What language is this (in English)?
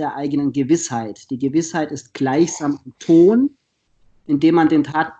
German